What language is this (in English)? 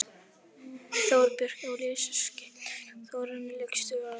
Icelandic